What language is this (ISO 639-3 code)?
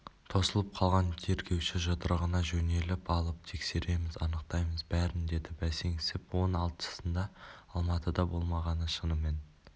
kaz